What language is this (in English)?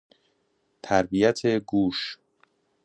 Persian